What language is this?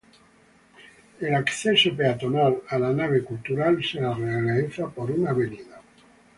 Spanish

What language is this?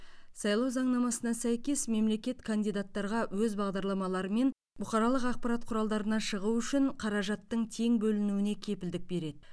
Kazakh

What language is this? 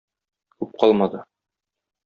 Tatar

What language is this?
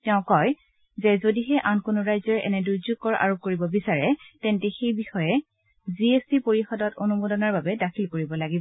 Assamese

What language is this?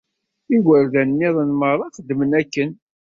Kabyle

